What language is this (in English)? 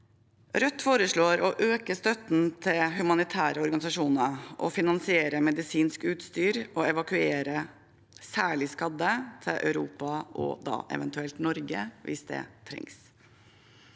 Norwegian